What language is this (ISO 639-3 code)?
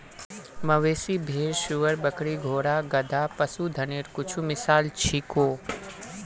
mag